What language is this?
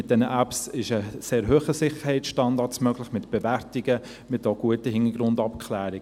Swiss German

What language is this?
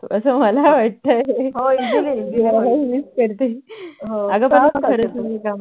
Marathi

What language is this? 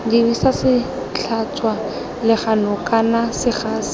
Tswana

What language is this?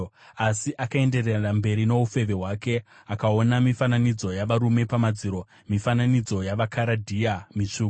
Shona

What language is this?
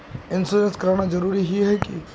Magahi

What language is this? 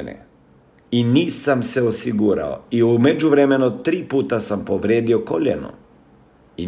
Croatian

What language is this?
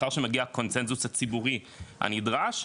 Hebrew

